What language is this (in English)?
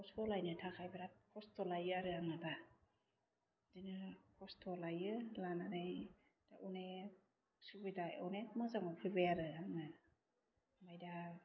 Bodo